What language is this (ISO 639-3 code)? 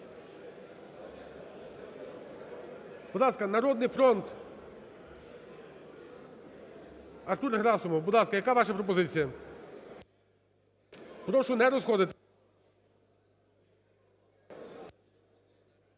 ukr